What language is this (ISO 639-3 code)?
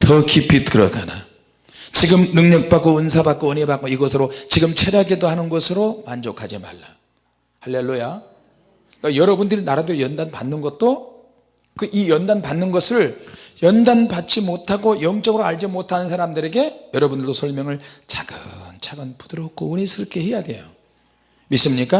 kor